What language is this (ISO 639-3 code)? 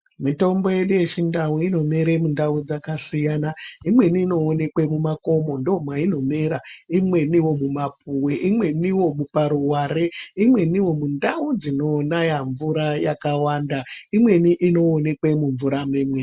ndc